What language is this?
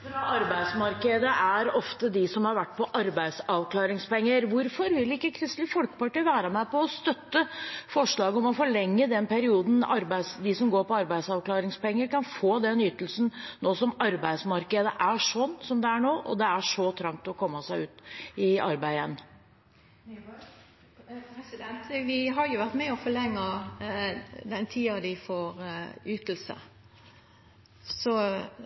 Norwegian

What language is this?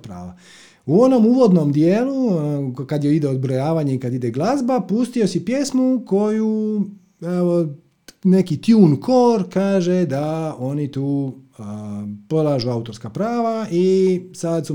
Croatian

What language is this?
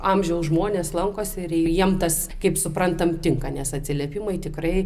Lithuanian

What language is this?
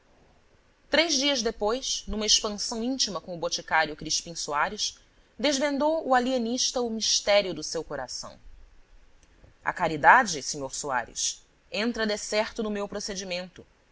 Portuguese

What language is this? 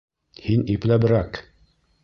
Bashkir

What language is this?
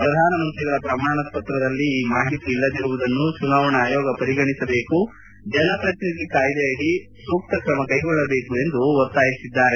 Kannada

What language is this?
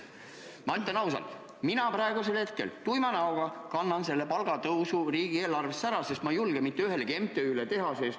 Estonian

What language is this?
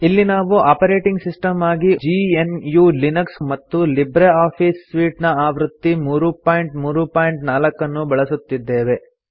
Kannada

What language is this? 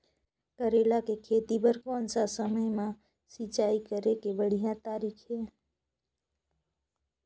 Chhattisgarhi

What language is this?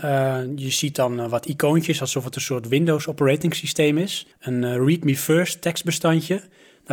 Dutch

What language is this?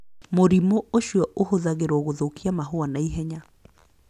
Kikuyu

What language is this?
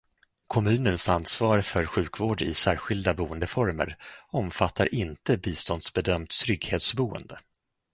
Swedish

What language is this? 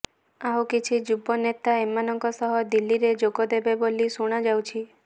Odia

